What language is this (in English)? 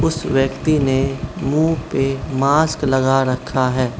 Hindi